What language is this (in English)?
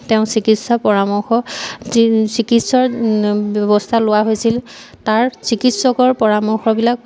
Assamese